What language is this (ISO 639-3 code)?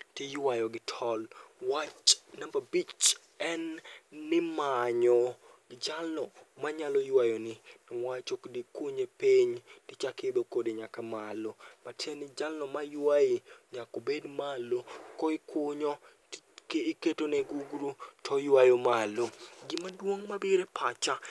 luo